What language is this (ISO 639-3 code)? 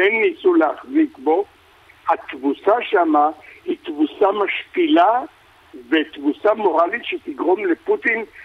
heb